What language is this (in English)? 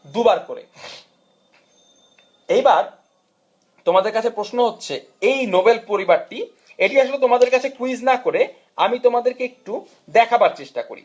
Bangla